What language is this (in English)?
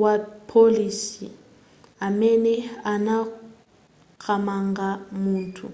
Nyanja